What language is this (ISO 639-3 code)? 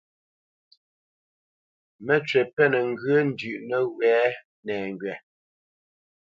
bce